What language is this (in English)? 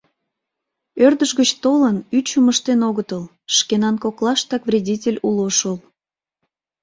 Mari